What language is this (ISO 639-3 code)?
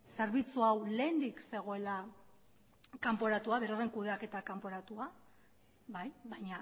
eus